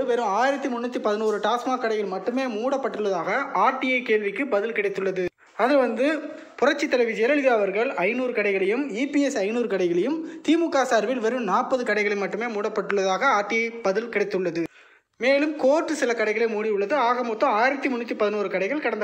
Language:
Hindi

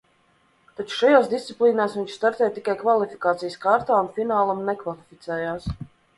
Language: Latvian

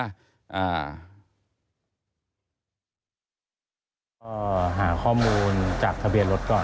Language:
Thai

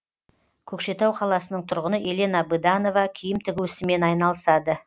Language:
Kazakh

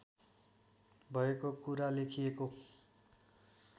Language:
Nepali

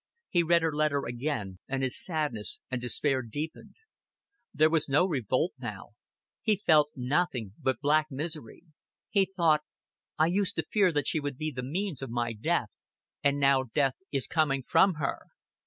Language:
English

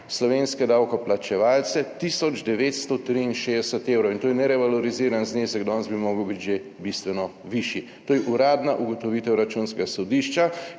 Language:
Slovenian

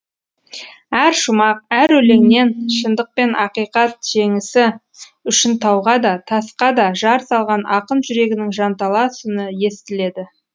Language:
Kazakh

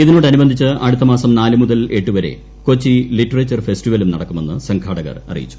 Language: Malayalam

